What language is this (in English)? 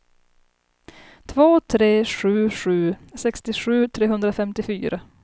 Swedish